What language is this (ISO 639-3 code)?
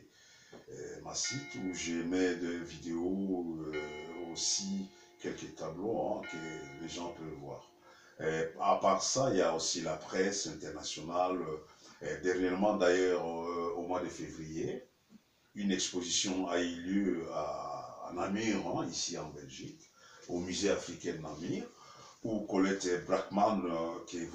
fra